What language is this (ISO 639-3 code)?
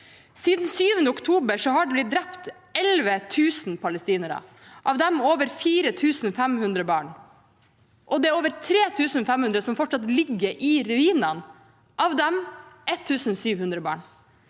nor